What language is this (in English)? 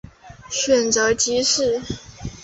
Chinese